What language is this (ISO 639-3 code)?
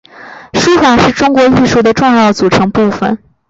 zho